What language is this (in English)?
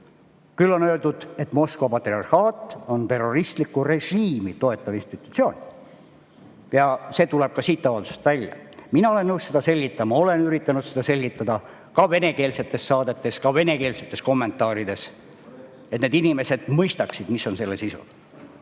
Estonian